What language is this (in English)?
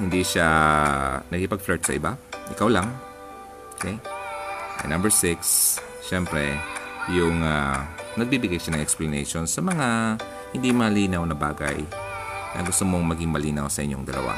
Filipino